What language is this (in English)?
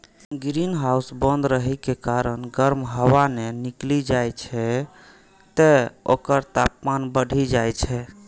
Maithili